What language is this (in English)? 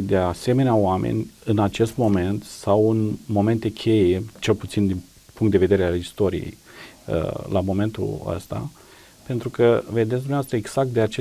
Romanian